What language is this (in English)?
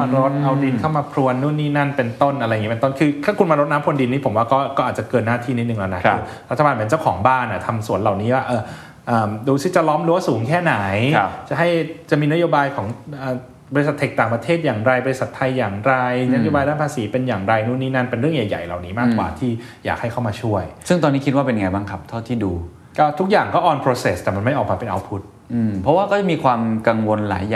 Thai